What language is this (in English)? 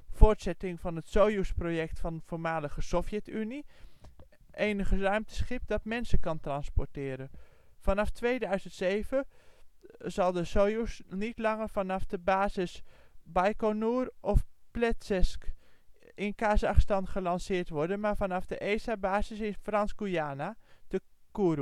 Dutch